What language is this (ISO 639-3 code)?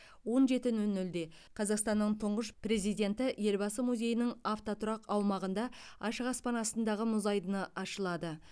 kaz